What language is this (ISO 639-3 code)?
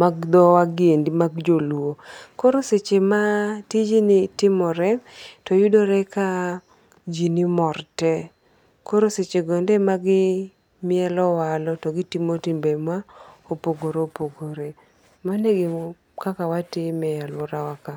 luo